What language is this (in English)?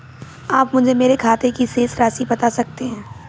Hindi